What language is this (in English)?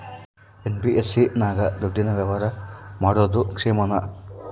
Kannada